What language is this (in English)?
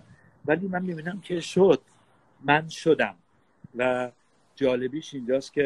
Persian